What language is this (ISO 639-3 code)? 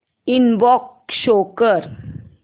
mar